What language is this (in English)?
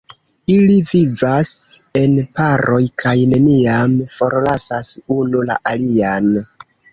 Esperanto